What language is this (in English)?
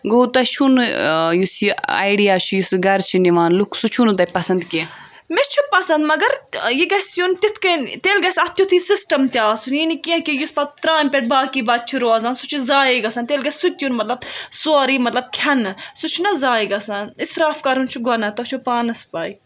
Kashmiri